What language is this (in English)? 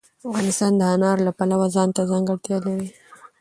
Pashto